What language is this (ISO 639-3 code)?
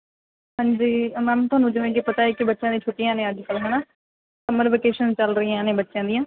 pan